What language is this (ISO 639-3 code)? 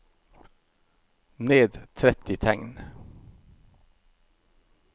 nor